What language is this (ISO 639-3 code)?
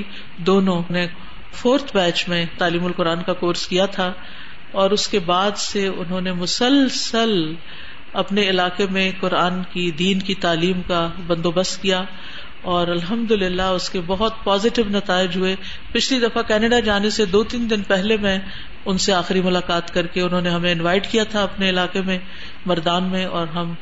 urd